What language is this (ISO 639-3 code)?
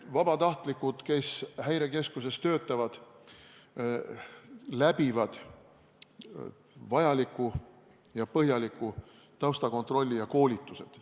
est